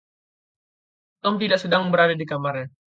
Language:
Indonesian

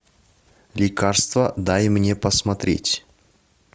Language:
Russian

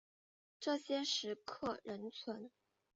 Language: Chinese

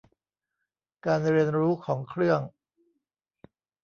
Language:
Thai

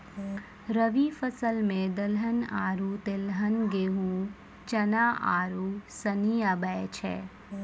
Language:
Maithili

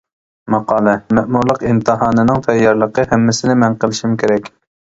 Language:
Uyghur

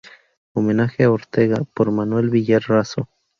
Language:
Spanish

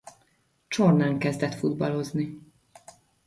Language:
Hungarian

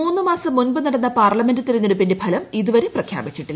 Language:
Malayalam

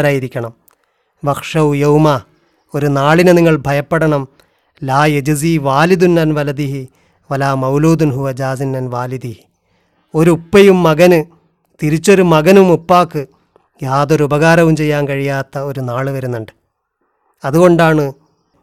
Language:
Malayalam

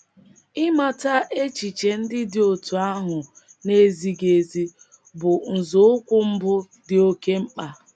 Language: Igbo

